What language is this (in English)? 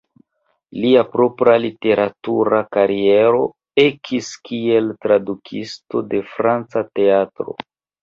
Esperanto